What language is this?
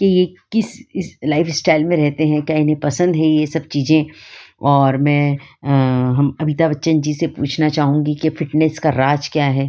Hindi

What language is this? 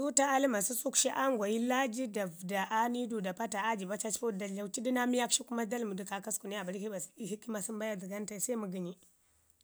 Ngizim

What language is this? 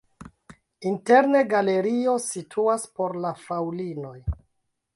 Esperanto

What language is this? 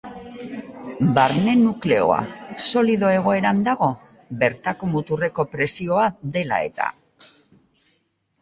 Basque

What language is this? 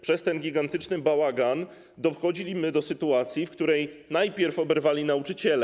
Polish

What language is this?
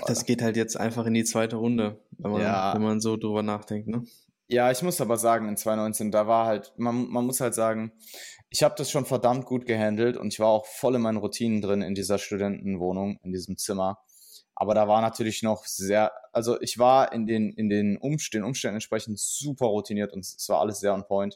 German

